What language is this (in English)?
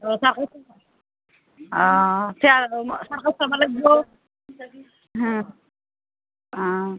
Assamese